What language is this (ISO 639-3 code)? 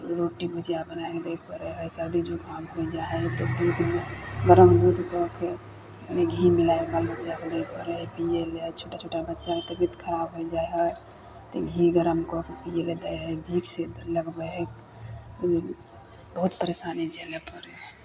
mai